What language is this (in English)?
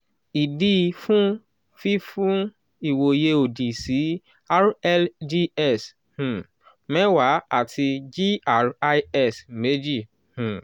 Yoruba